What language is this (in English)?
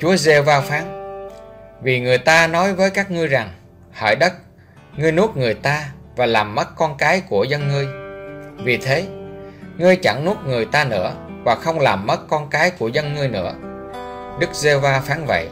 Vietnamese